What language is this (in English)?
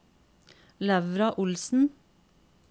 Norwegian